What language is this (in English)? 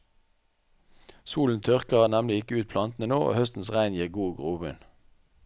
Norwegian